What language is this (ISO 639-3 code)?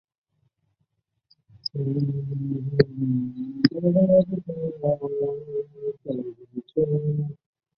zho